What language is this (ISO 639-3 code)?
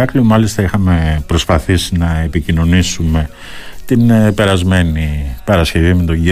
ell